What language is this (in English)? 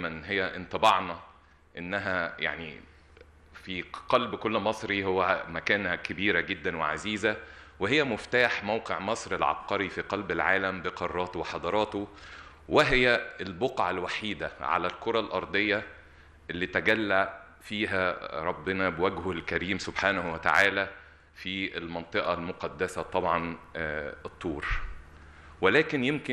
Arabic